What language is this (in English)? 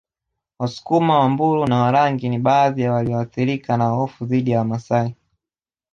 Swahili